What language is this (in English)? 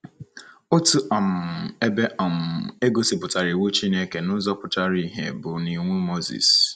Igbo